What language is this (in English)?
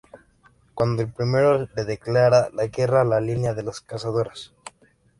Spanish